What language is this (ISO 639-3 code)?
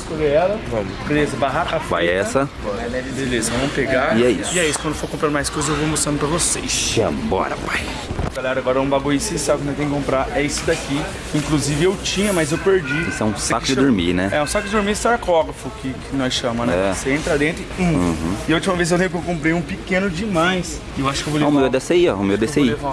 por